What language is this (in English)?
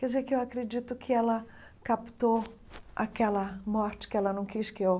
Portuguese